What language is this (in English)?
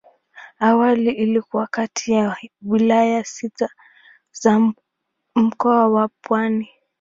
Swahili